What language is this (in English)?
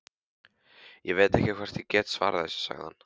Icelandic